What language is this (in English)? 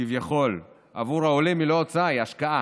Hebrew